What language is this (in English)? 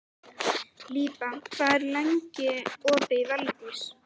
Icelandic